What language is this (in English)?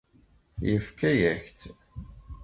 Kabyle